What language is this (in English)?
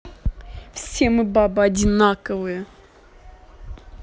Russian